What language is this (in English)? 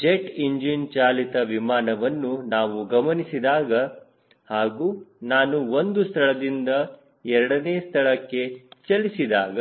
Kannada